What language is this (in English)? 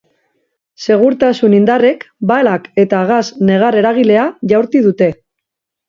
Basque